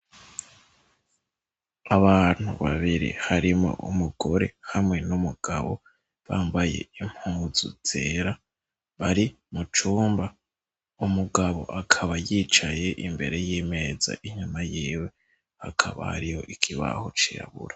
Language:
Rundi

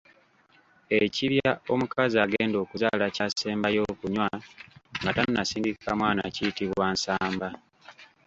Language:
Ganda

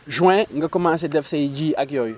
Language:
Wolof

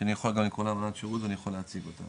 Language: Hebrew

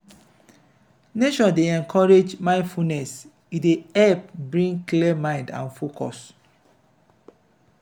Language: Nigerian Pidgin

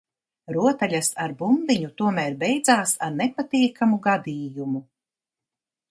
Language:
Latvian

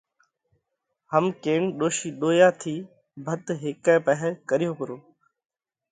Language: Parkari Koli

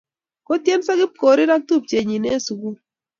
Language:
Kalenjin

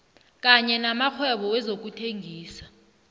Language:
South Ndebele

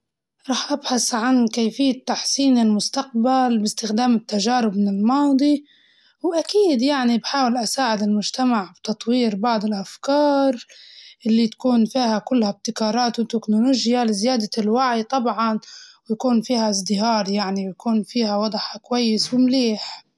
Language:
Libyan Arabic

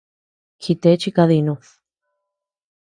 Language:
Tepeuxila Cuicatec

